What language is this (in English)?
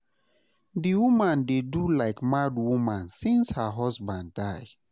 Nigerian Pidgin